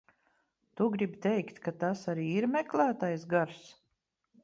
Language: Latvian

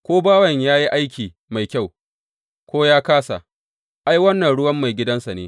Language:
Hausa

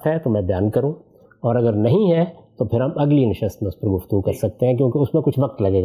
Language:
Urdu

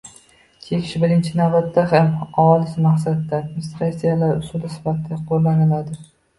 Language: Uzbek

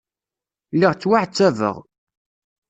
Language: Kabyle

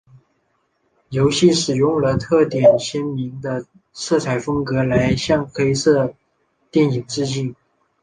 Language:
Chinese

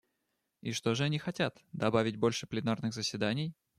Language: Russian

